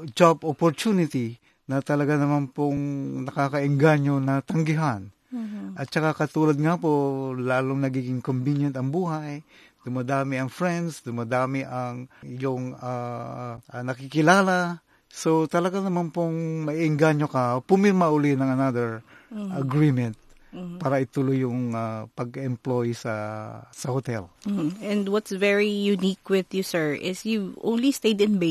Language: Filipino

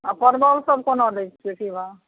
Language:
Maithili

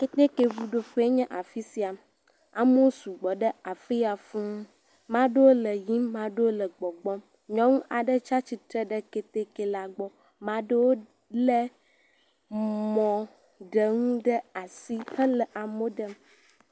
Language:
Ewe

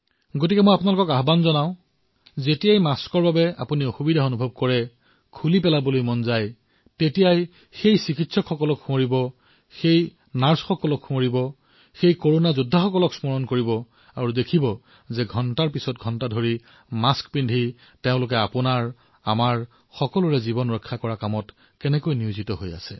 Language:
Assamese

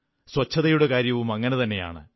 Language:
Malayalam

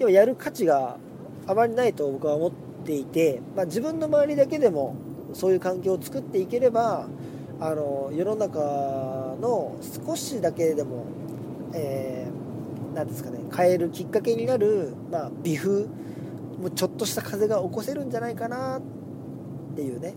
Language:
Japanese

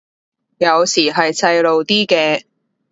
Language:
Cantonese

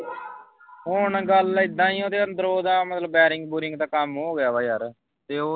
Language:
Punjabi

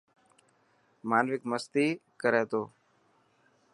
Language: Dhatki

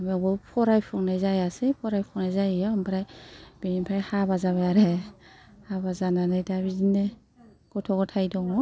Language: Bodo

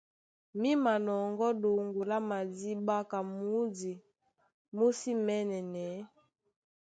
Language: Duala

